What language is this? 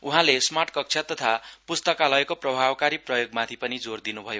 Nepali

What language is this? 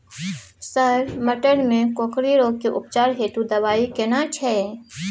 Maithili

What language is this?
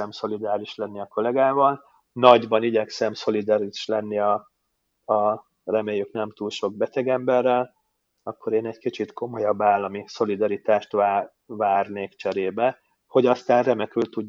Hungarian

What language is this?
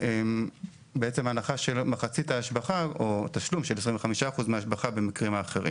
Hebrew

